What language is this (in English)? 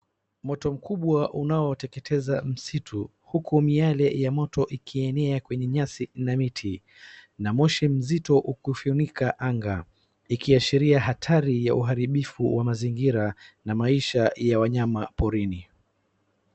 Swahili